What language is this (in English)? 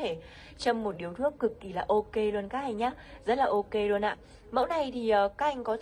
Vietnamese